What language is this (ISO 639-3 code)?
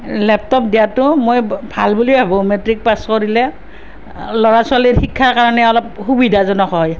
asm